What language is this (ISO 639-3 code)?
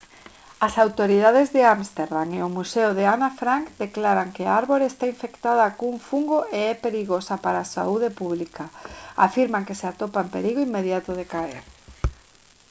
glg